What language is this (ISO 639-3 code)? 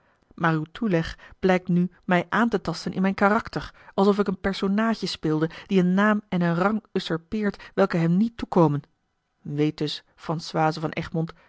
nld